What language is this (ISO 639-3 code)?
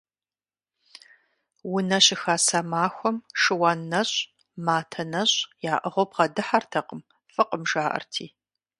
kbd